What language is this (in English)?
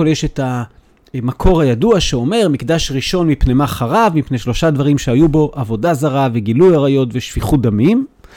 Hebrew